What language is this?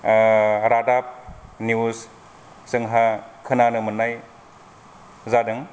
Bodo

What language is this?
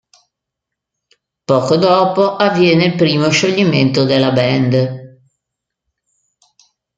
Italian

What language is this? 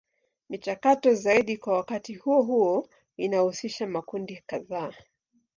Swahili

